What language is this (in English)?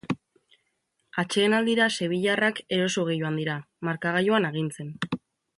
Basque